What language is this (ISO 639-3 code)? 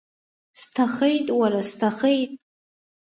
abk